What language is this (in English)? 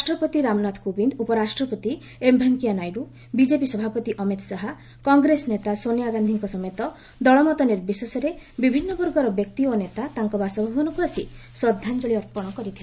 Odia